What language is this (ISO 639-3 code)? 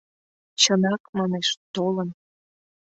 chm